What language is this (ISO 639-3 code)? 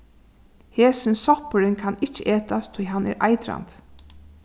fao